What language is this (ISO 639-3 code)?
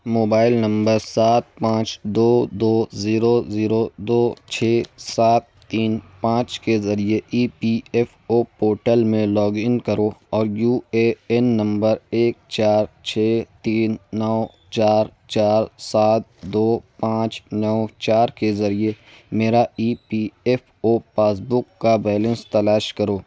urd